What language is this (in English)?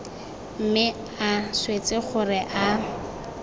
Tswana